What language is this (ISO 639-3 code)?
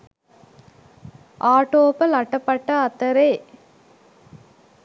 sin